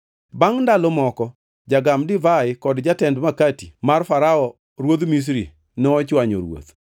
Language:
Luo (Kenya and Tanzania)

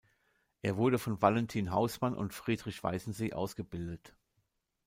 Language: German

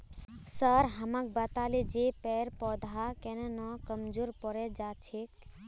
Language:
Magahi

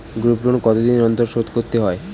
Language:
Bangla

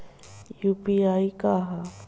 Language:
Bhojpuri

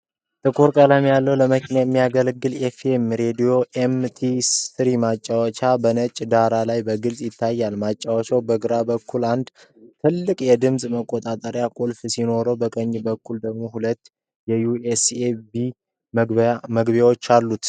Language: Amharic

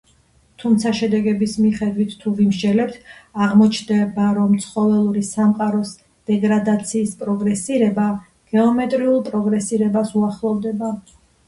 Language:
Georgian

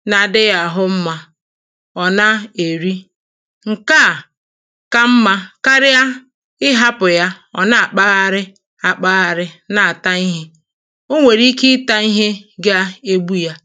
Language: Igbo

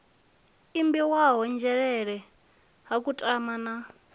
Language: Venda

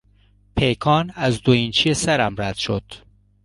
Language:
Persian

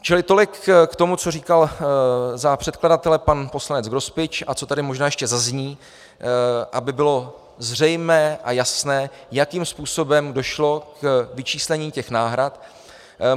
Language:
Czech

